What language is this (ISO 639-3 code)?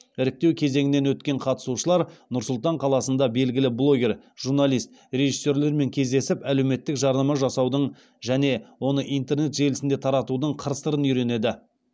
kaz